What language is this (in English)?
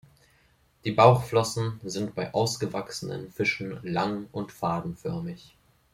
German